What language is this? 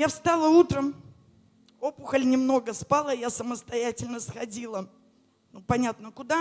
Russian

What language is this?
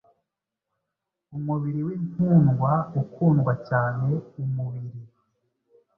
Kinyarwanda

